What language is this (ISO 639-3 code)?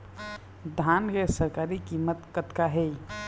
hne